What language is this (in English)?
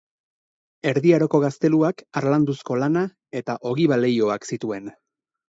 Basque